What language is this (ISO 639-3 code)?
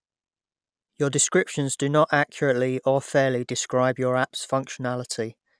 eng